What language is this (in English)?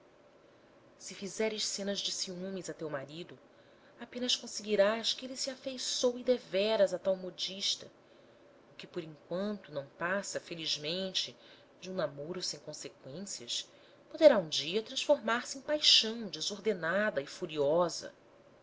Portuguese